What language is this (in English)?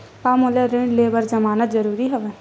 Chhattisgarhi